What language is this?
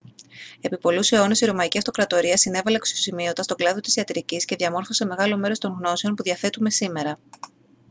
Greek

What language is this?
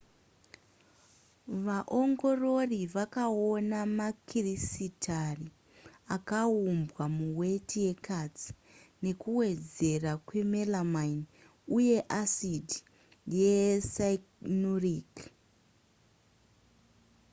Shona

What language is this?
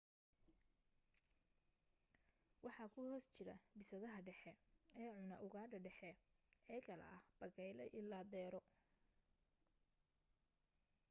Somali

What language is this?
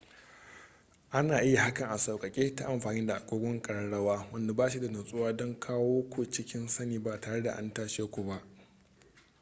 Hausa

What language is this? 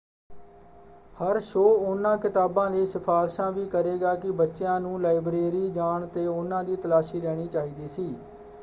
Punjabi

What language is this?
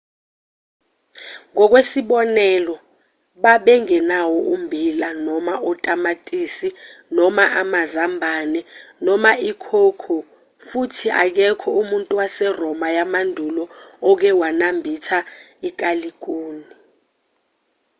Zulu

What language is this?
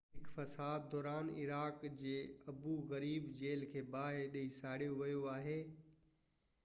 Sindhi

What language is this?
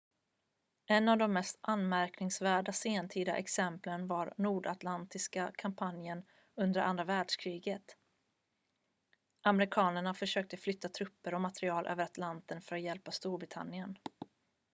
Swedish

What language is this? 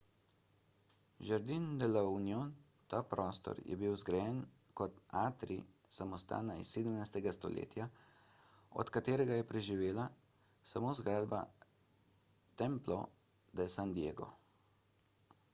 Slovenian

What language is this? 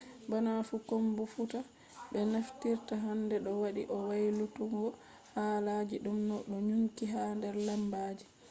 Fula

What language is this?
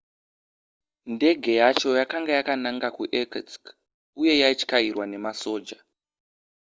Shona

